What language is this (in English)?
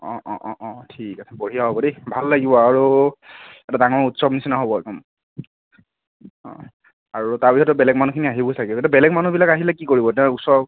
Assamese